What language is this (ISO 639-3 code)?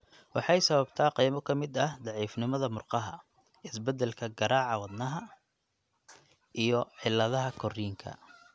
som